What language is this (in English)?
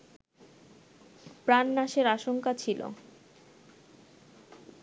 Bangla